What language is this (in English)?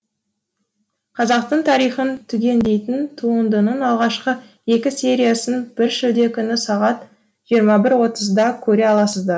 Kazakh